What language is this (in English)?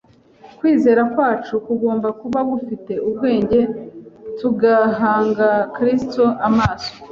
Kinyarwanda